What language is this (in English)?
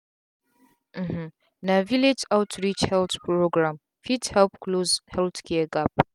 Nigerian Pidgin